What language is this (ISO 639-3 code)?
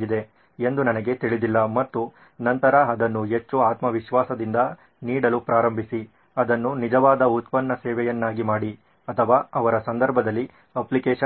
kan